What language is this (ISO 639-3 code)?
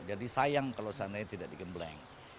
ind